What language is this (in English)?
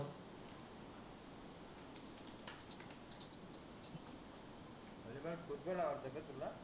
Marathi